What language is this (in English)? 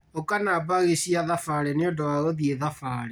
Kikuyu